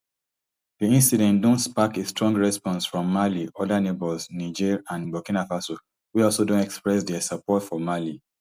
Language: Nigerian Pidgin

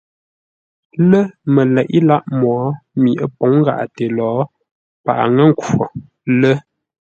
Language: Ngombale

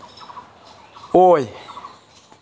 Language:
Manipuri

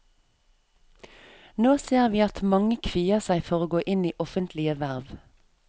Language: Norwegian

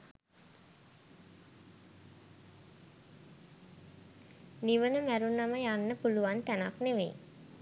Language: Sinhala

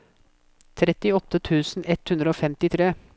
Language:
Norwegian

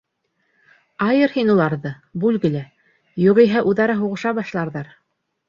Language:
Bashkir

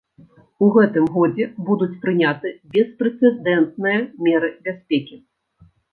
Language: Belarusian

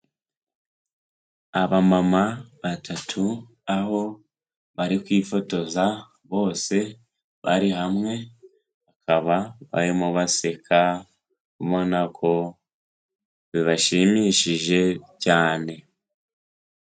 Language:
Kinyarwanda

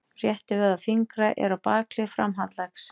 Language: Icelandic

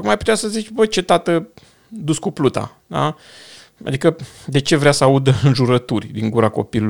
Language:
Romanian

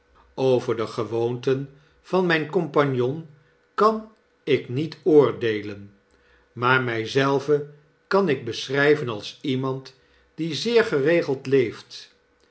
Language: Dutch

